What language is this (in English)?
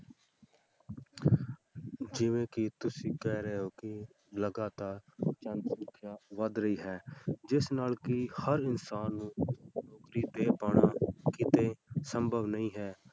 Punjabi